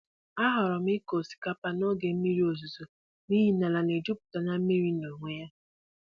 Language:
Igbo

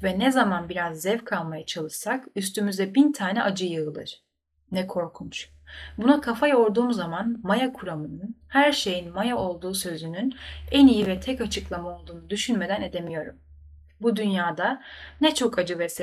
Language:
Turkish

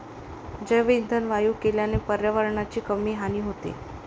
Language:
Marathi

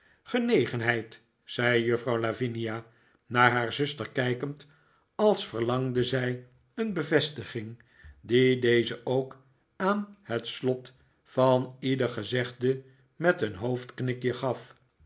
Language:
Dutch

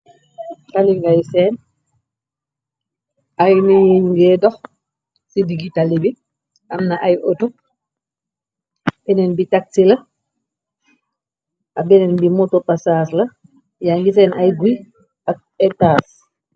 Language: Wolof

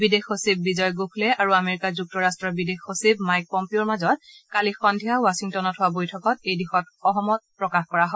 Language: Assamese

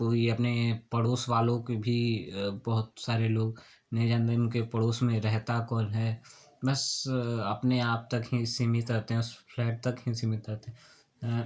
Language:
Hindi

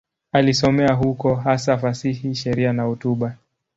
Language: Swahili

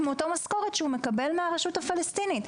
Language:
Hebrew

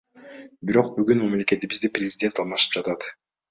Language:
Kyrgyz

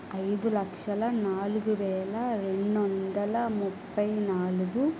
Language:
Telugu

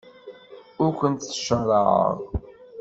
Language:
Kabyle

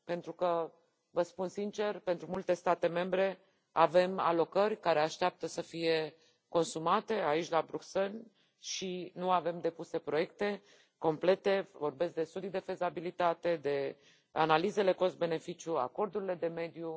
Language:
Romanian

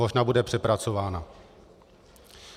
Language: Czech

